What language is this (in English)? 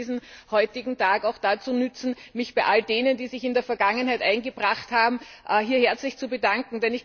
German